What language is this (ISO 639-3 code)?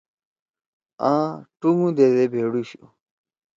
trw